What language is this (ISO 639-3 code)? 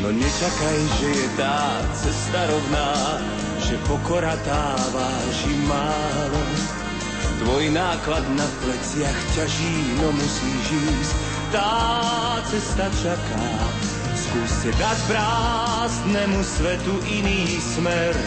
slk